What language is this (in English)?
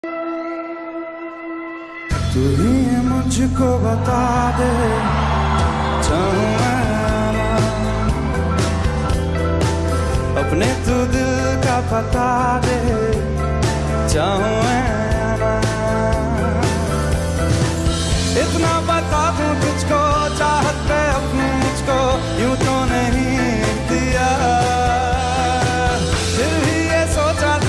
Hindi